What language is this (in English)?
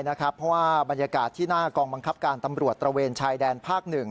Thai